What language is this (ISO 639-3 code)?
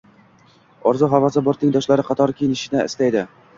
uzb